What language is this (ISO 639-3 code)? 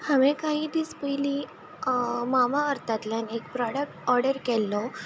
kok